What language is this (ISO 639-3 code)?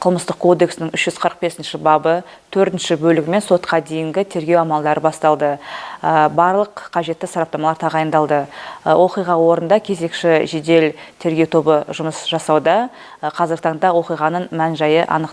rus